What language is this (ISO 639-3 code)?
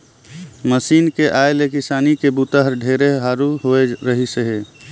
hne